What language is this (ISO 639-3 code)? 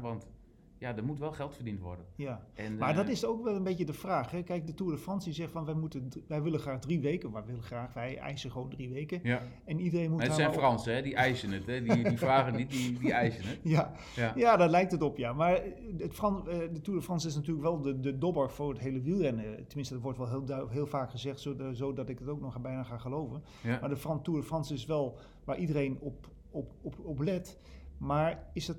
nld